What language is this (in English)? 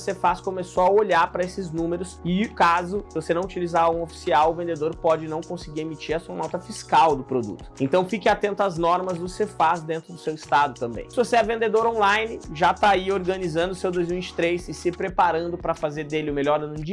Portuguese